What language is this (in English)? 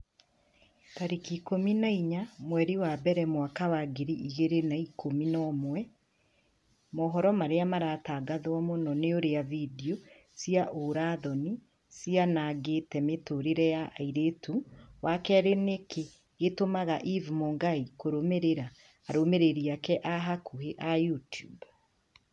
Kikuyu